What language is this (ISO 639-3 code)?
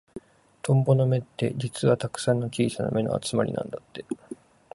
jpn